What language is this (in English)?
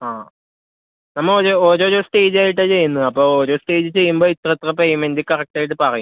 Malayalam